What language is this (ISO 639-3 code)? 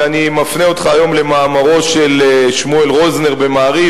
heb